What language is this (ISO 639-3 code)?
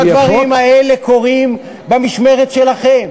heb